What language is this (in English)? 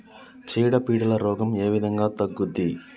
Telugu